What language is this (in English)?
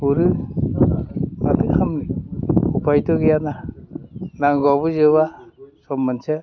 Bodo